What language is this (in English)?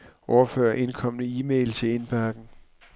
Danish